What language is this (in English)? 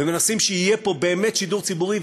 Hebrew